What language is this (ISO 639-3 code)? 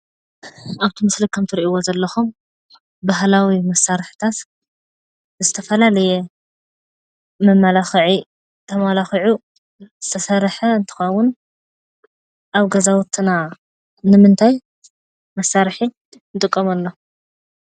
tir